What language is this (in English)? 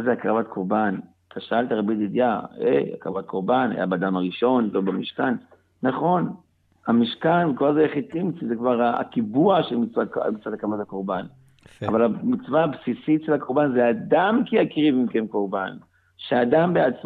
Hebrew